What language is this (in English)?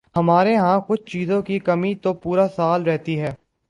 Urdu